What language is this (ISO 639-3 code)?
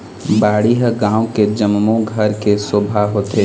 hne